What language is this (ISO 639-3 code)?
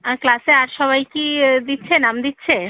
ben